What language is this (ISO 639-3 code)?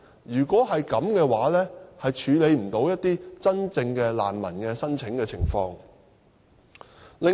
yue